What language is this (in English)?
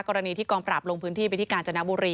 Thai